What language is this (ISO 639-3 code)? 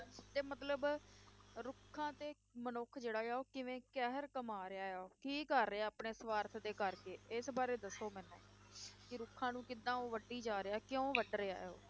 pan